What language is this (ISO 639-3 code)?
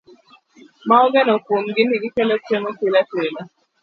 luo